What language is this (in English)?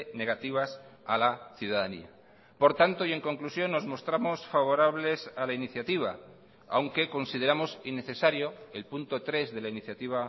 Spanish